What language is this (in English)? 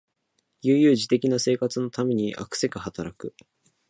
Japanese